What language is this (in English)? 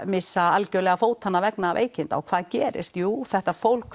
Icelandic